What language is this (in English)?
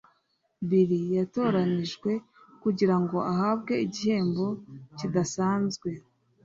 Kinyarwanda